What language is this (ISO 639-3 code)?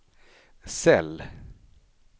swe